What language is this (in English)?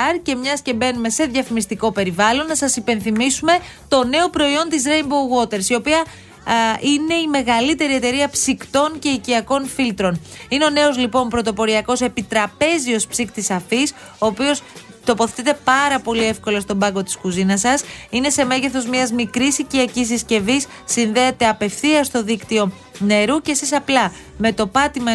Greek